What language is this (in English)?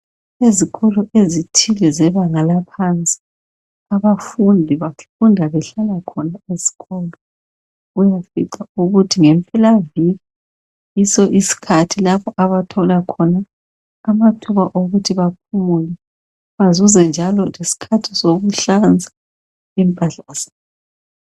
North Ndebele